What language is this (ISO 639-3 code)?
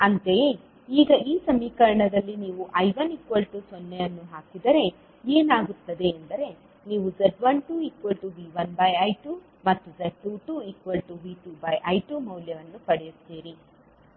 kan